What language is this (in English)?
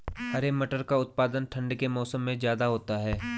Hindi